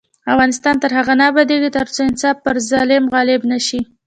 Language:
Pashto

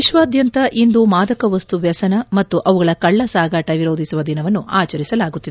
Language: Kannada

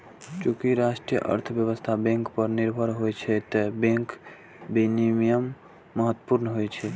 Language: Maithili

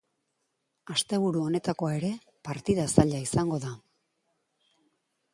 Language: Basque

